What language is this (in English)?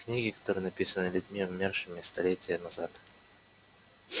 Russian